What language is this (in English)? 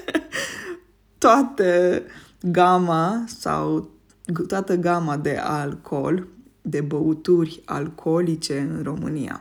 Romanian